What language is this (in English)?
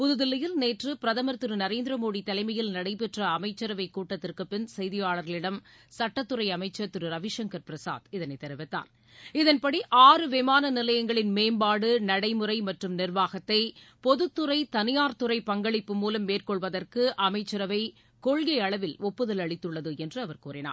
Tamil